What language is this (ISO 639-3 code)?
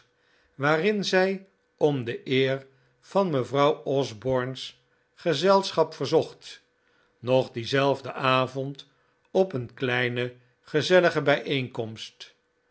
nld